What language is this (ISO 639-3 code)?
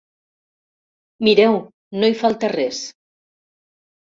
cat